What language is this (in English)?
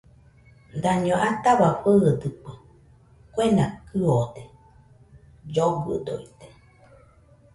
Nüpode Huitoto